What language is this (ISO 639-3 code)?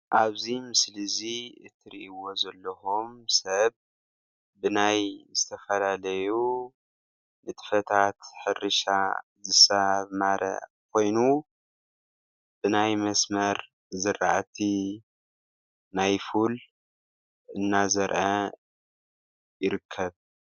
tir